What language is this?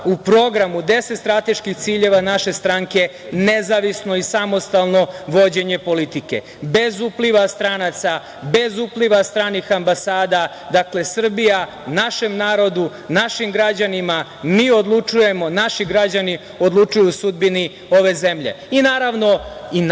Serbian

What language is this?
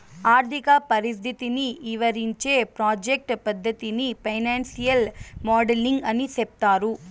Telugu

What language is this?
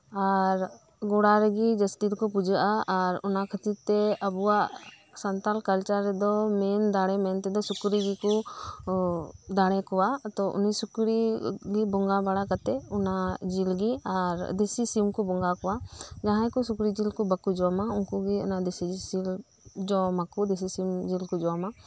Santali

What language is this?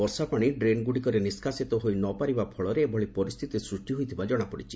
Odia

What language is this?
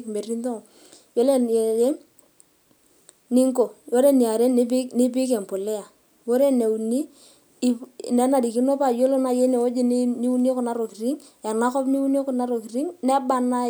Masai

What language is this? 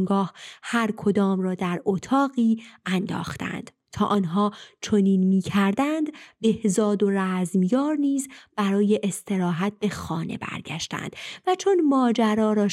Persian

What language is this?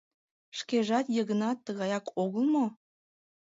Mari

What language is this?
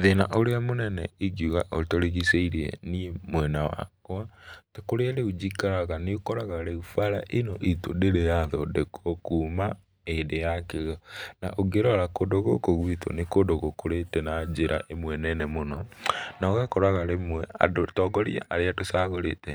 Kikuyu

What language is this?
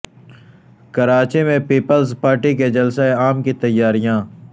Urdu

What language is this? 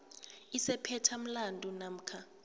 South Ndebele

